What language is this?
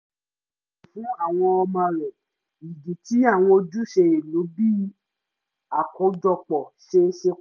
Yoruba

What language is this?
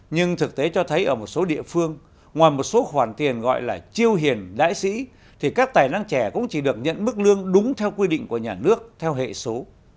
Vietnamese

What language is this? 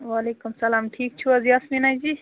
Kashmiri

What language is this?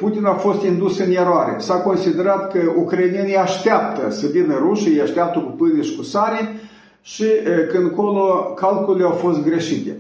Romanian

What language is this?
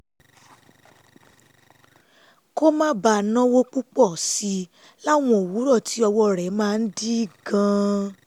Yoruba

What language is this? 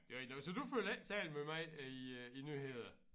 Danish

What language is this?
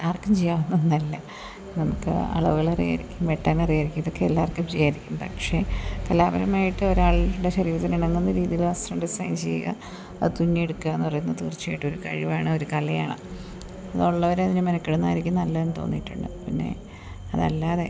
Malayalam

